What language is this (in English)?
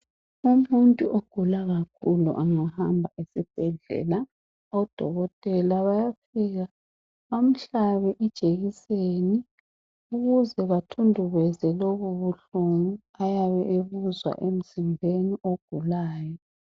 North Ndebele